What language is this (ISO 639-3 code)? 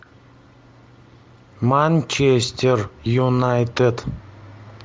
rus